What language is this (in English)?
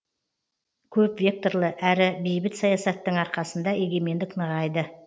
Kazakh